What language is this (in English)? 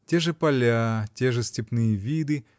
Russian